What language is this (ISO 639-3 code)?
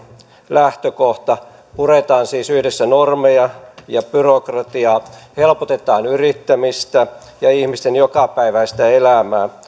fin